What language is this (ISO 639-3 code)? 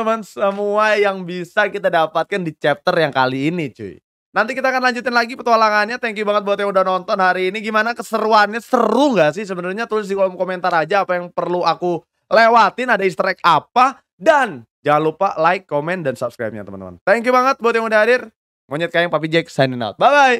ind